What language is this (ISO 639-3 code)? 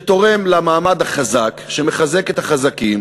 heb